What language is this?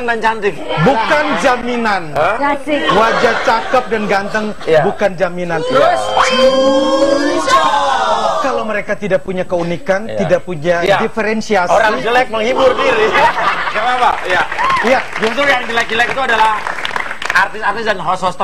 Indonesian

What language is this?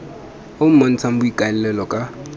Tswana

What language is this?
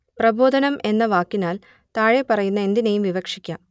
Malayalam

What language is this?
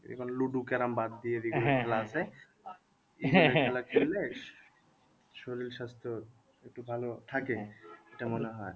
Bangla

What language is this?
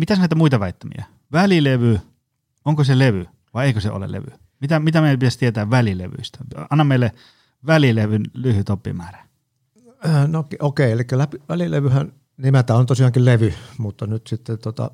Finnish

